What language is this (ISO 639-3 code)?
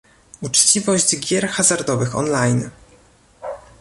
pol